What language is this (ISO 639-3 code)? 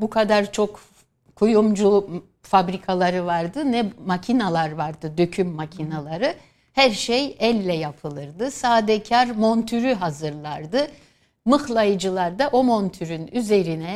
tur